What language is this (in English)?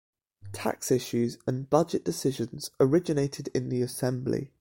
English